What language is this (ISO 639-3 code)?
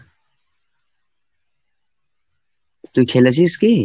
ben